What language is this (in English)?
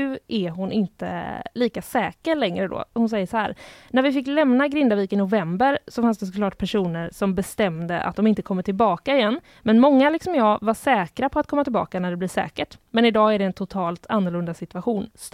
Swedish